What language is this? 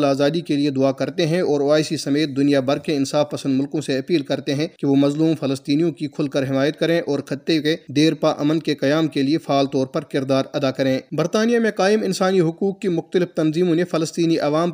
Urdu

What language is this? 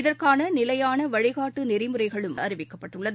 Tamil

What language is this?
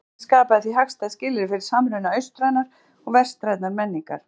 Icelandic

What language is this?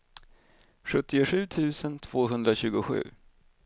Swedish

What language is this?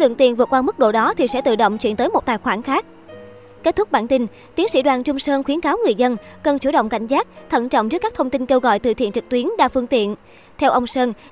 Vietnamese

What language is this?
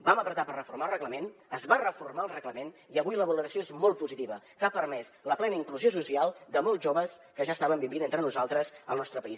Catalan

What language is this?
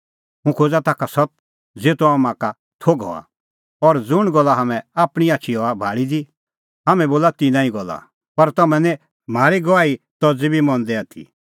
Kullu Pahari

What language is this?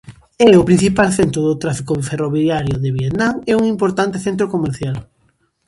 Galician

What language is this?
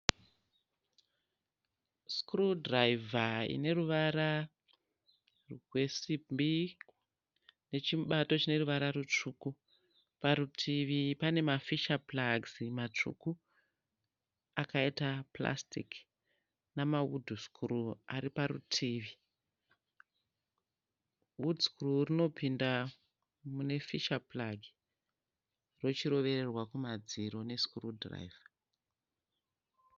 Shona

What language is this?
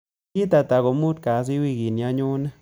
Kalenjin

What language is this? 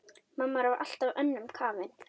Icelandic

